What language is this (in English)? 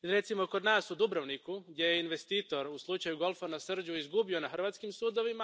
Croatian